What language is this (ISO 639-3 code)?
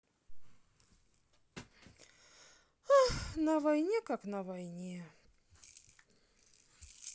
rus